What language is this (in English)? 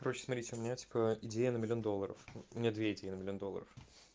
Russian